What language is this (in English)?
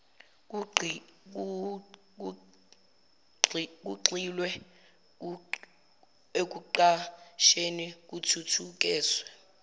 Zulu